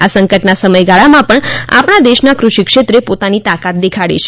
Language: Gujarati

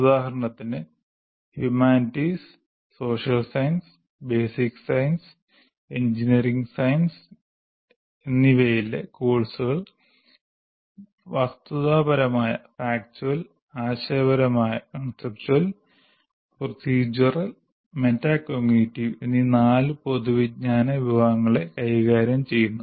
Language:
Malayalam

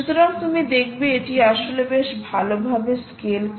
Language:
Bangla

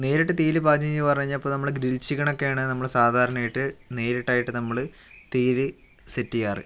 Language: Malayalam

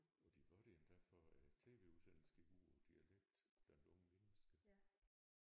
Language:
Danish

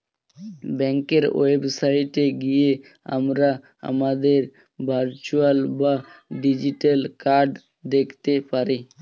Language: Bangla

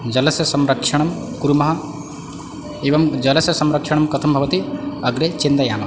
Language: Sanskrit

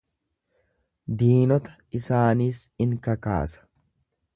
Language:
Oromo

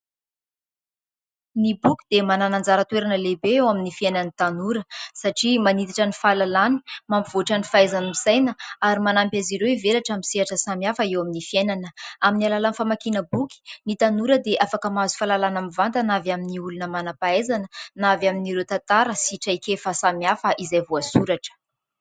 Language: Malagasy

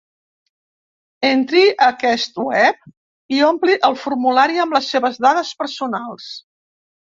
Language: Catalan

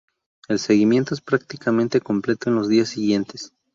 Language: Spanish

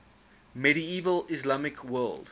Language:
English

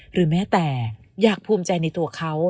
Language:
Thai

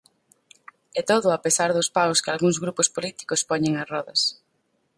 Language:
Galician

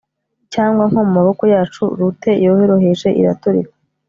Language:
Kinyarwanda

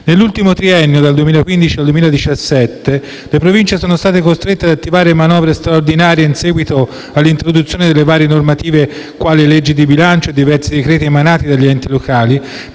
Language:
Italian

